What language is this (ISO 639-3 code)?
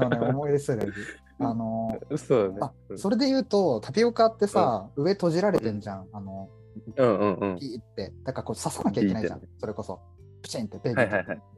jpn